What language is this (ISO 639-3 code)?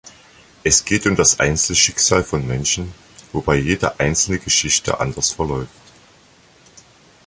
deu